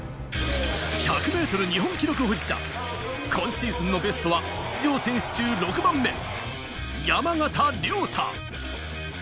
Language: Japanese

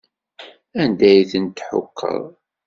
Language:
Kabyle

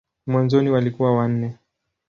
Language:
Swahili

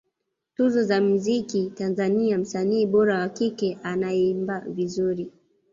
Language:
Swahili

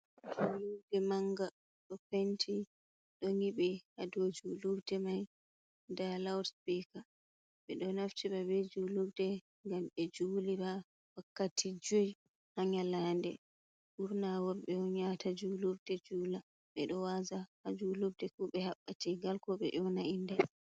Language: Fula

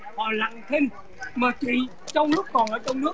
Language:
Vietnamese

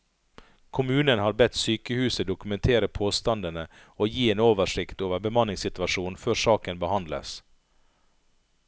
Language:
Norwegian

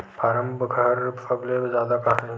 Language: Chhattisgarhi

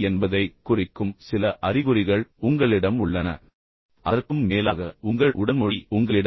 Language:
Tamil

